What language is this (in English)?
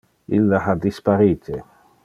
Interlingua